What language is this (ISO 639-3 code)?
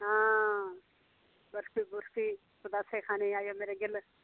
doi